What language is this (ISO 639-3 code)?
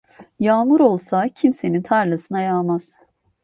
tur